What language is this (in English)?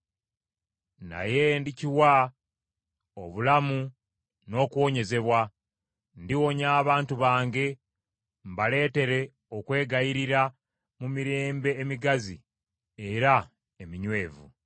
Ganda